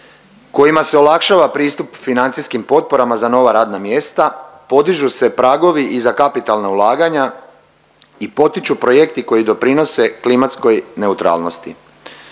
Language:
Croatian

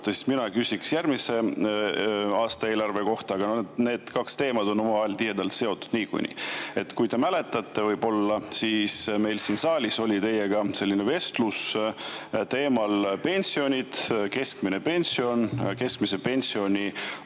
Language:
Estonian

